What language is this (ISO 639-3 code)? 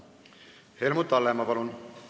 est